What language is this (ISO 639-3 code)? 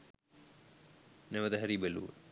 sin